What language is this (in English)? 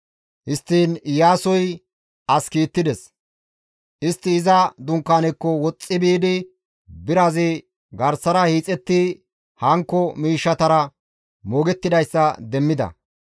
Gamo